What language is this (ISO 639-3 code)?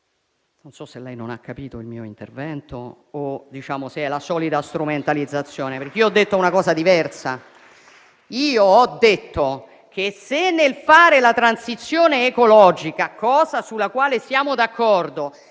ita